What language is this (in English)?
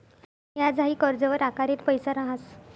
Marathi